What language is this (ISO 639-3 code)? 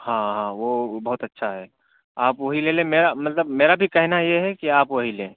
urd